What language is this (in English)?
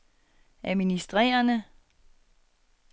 Danish